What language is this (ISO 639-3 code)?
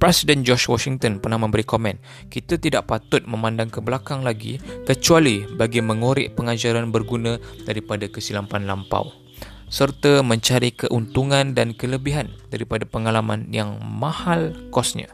msa